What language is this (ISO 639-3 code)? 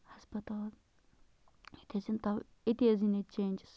kas